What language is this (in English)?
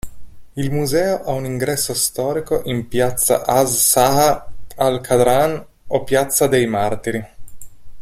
Italian